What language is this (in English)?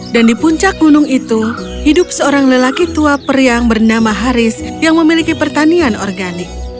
Indonesian